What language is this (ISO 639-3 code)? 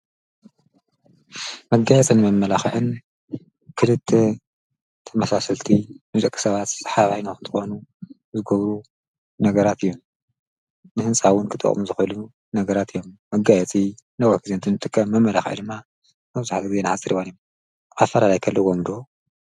tir